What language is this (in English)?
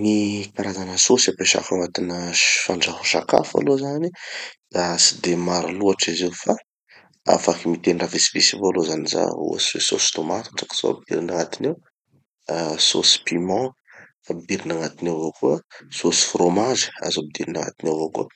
Tanosy Malagasy